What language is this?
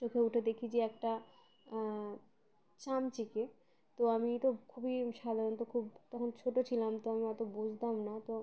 Bangla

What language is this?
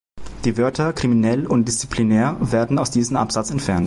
German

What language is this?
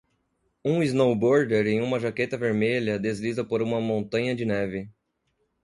Portuguese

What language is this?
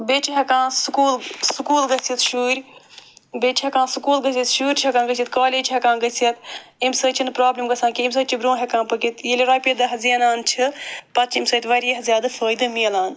Kashmiri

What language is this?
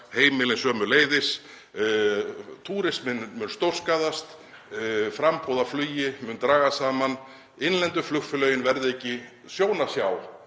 Icelandic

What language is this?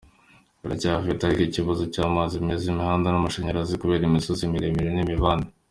Kinyarwanda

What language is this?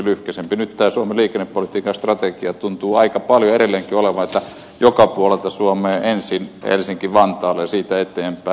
Finnish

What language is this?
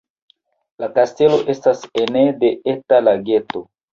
Esperanto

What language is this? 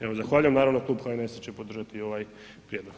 Croatian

